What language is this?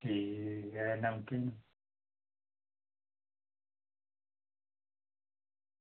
Dogri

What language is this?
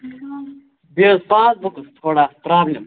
Kashmiri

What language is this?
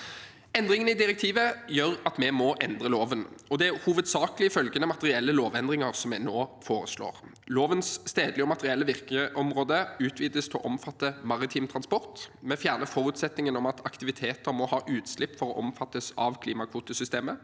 Norwegian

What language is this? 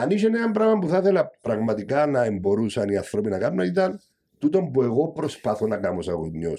Greek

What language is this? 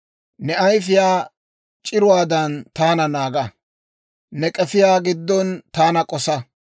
Dawro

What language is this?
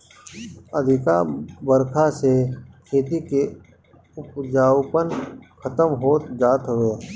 Bhojpuri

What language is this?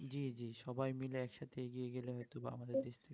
Bangla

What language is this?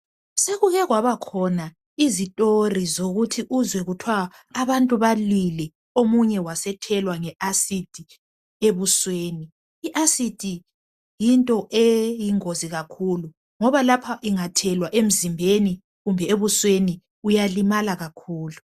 North Ndebele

